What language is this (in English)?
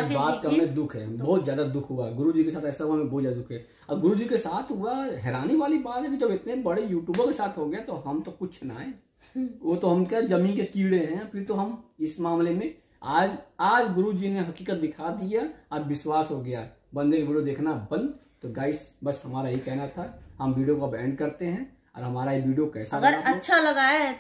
Hindi